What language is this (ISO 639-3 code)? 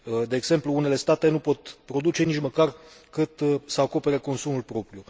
ron